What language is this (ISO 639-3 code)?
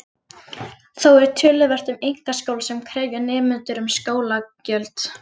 isl